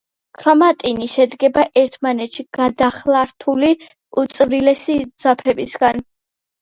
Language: Georgian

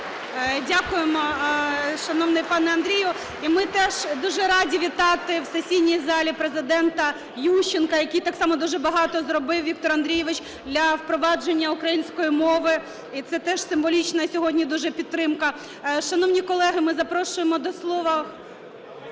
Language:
Ukrainian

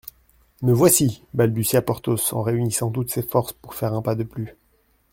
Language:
French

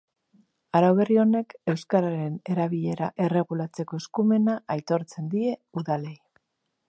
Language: Basque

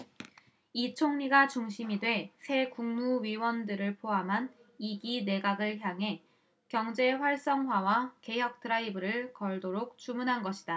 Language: Korean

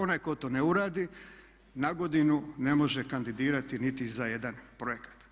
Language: Croatian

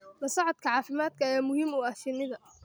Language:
Somali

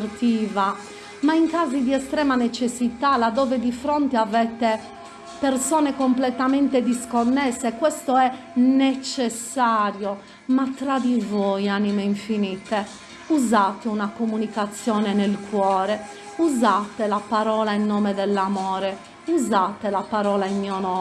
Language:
Italian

